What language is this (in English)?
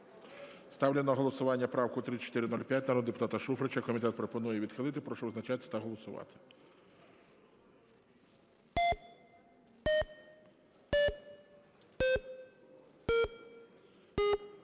Ukrainian